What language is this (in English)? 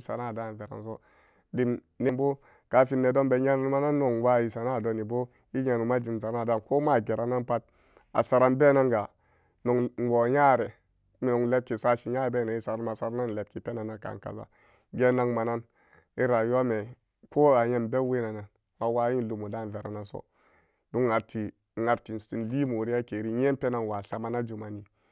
Samba Daka